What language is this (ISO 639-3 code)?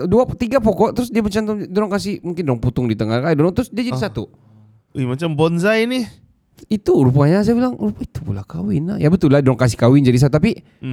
msa